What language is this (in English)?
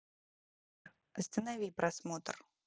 Russian